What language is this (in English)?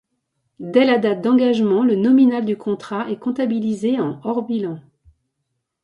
French